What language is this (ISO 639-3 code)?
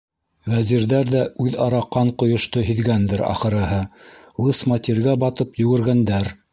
bak